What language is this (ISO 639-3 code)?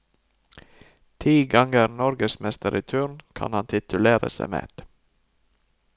nor